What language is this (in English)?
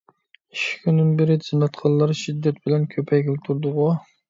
Uyghur